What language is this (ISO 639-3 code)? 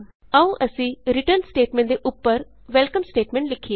pan